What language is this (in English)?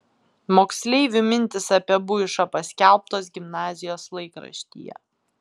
Lithuanian